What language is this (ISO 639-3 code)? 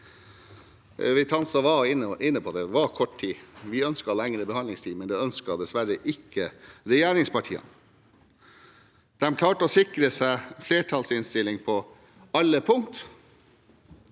nor